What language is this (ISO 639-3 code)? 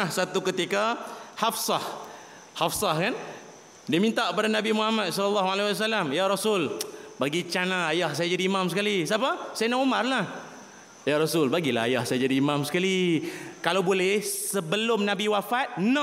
msa